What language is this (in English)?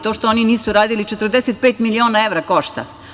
Serbian